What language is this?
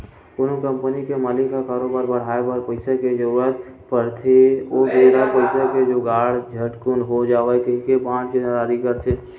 Chhattisgarhi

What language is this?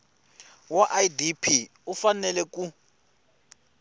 Tsonga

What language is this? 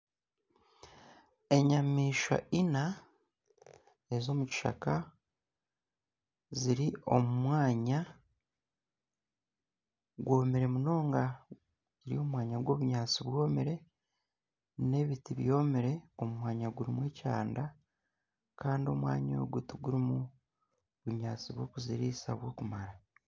Nyankole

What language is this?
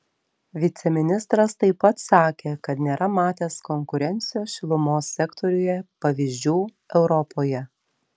Lithuanian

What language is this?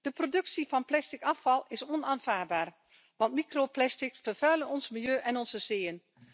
Dutch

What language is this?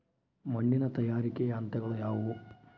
Kannada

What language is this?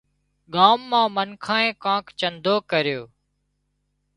Wadiyara Koli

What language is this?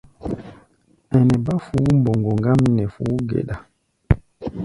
Gbaya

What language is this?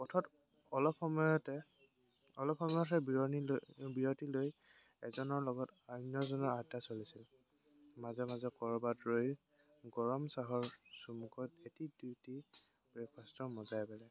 Assamese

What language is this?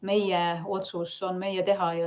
Estonian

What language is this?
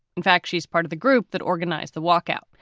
English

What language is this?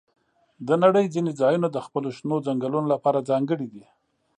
Pashto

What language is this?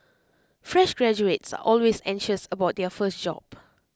English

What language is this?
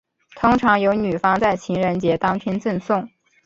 Chinese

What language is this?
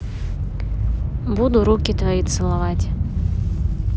Russian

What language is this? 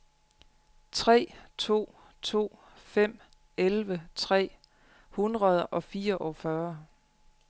Danish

